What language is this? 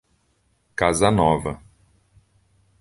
Portuguese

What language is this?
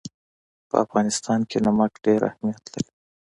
Pashto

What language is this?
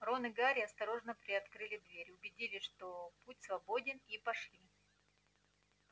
Russian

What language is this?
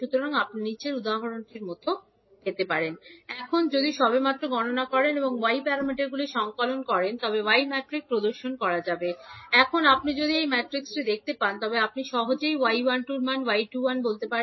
Bangla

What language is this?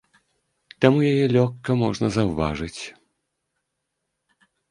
Belarusian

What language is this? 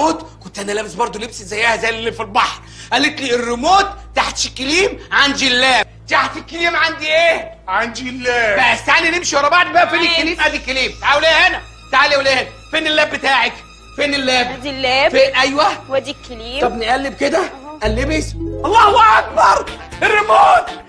Arabic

